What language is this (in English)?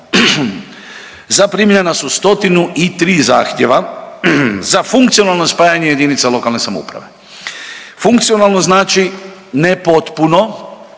Croatian